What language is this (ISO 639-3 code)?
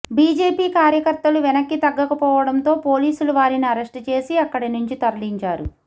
tel